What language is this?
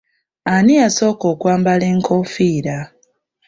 Ganda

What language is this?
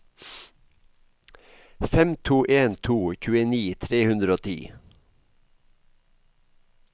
Norwegian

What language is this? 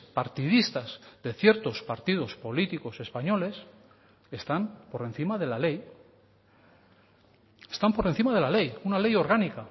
Spanish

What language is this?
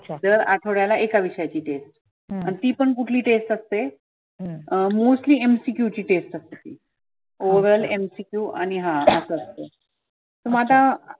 Marathi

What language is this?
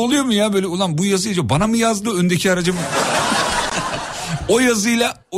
Turkish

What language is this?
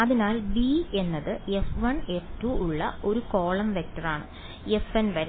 Malayalam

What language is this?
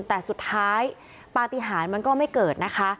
Thai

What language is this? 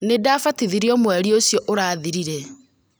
Kikuyu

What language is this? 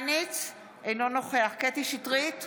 Hebrew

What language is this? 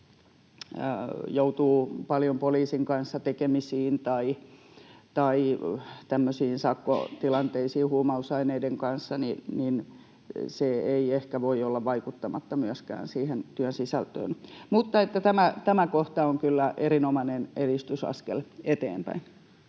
Finnish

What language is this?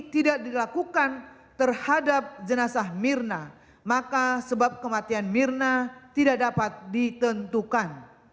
Indonesian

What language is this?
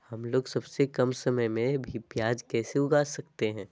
Magahi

